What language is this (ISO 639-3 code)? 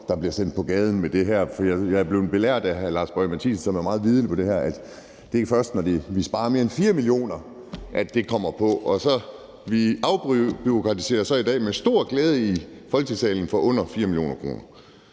dan